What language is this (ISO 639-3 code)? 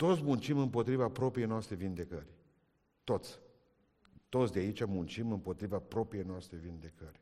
ron